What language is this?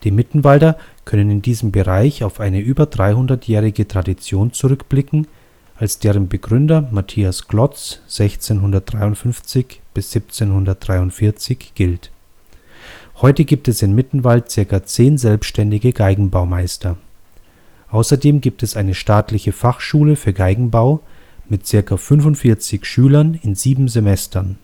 German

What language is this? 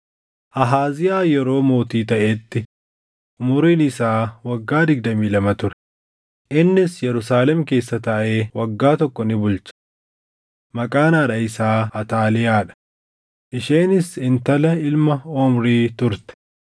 Oromo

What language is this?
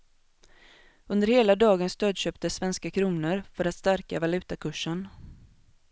Swedish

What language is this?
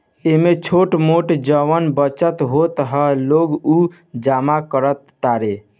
Bhojpuri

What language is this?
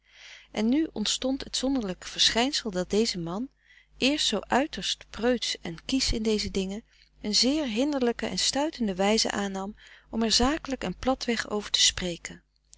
Dutch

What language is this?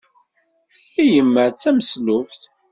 Kabyle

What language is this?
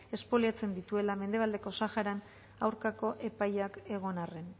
Basque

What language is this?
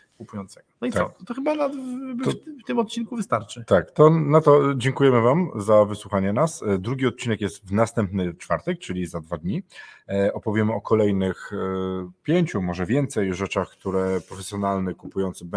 Polish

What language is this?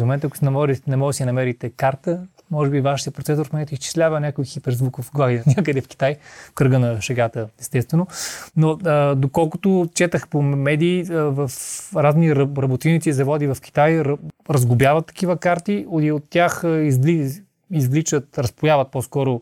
Bulgarian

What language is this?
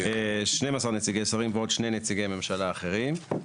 Hebrew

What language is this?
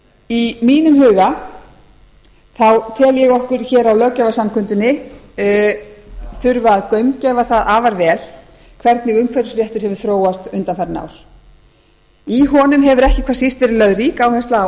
Icelandic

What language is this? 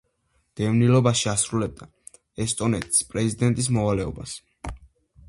Georgian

